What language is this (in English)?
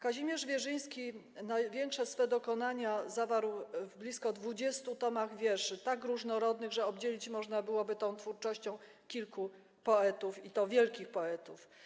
Polish